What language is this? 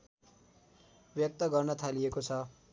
Nepali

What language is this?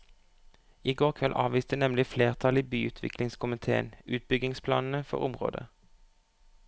Norwegian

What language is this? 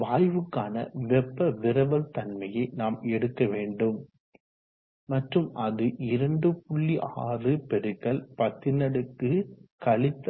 Tamil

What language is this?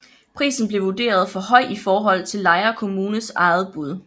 Danish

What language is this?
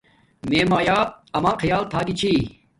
Domaaki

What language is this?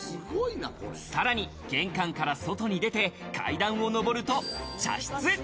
Japanese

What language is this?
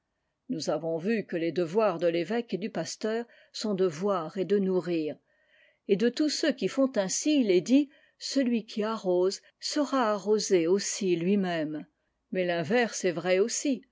French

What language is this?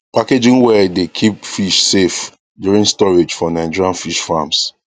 Nigerian Pidgin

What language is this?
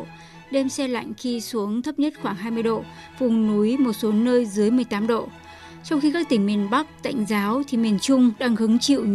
Vietnamese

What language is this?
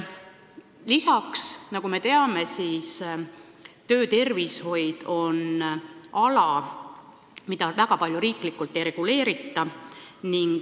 Estonian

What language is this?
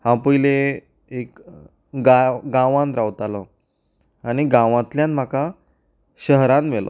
Konkani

